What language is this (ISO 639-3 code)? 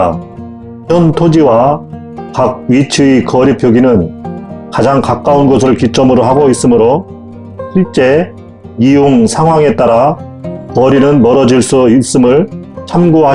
kor